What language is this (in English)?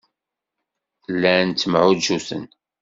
Kabyle